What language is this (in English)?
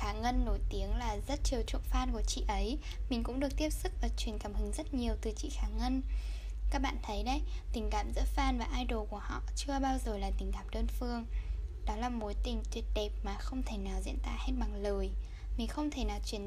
Vietnamese